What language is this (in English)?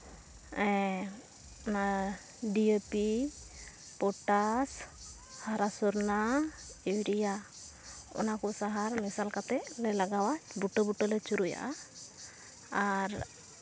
Santali